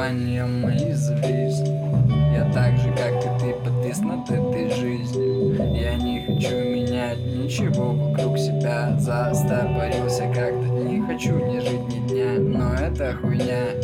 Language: Russian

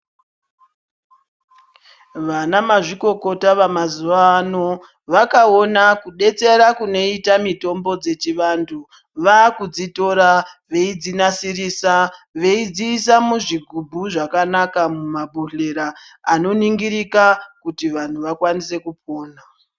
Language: Ndau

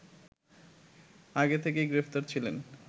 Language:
Bangla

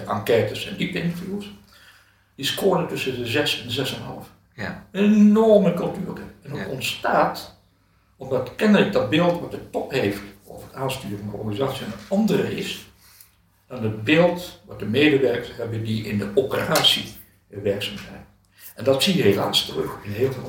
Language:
Dutch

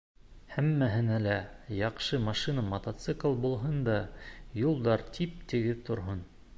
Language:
Bashkir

